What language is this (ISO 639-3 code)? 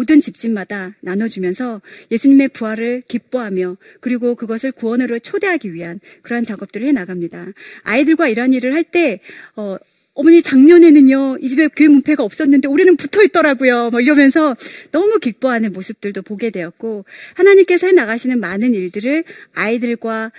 kor